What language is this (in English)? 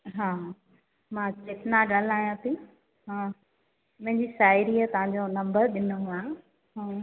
Sindhi